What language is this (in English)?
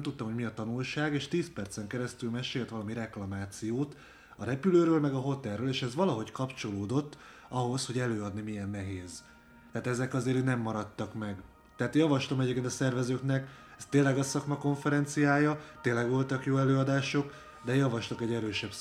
Hungarian